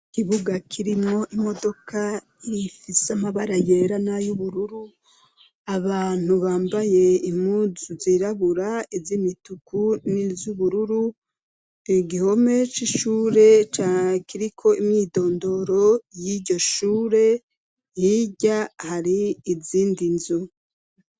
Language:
Rundi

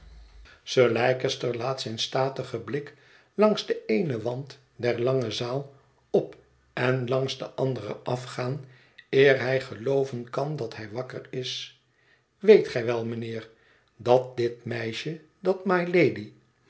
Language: Dutch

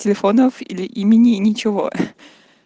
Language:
Russian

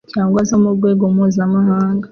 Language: Kinyarwanda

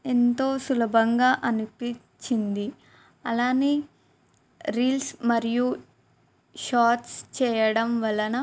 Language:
Telugu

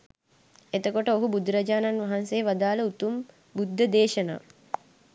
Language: Sinhala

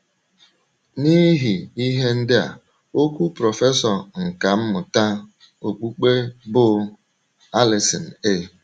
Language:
Igbo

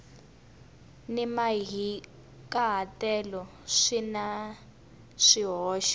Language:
Tsonga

